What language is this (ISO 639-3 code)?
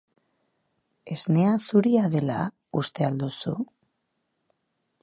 eus